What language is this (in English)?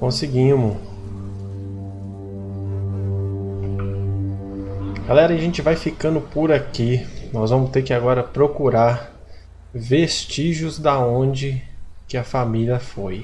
Portuguese